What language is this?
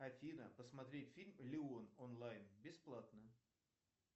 Russian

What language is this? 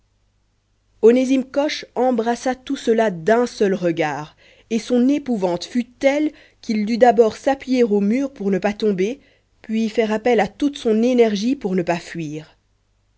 French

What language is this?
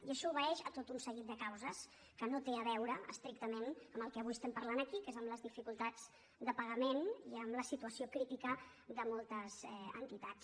Catalan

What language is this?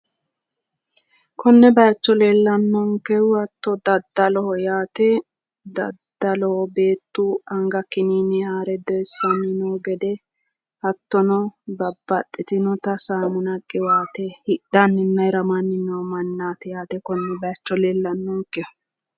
Sidamo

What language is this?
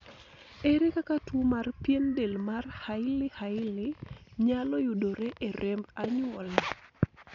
Luo (Kenya and Tanzania)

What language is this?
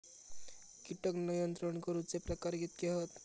Marathi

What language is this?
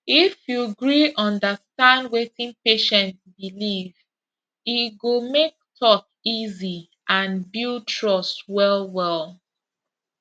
Nigerian Pidgin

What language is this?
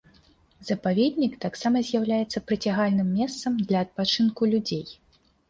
Belarusian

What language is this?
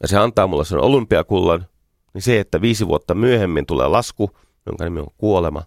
Finnish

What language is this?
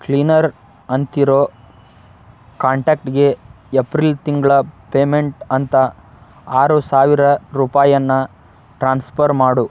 Kannada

